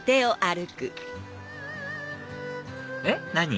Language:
Japanese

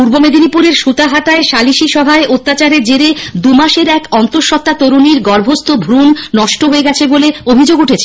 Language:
Bangla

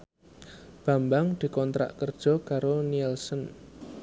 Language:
Javanese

